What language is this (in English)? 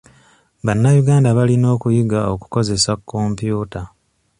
Ganda